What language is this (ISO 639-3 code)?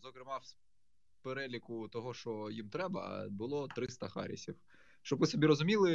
ukr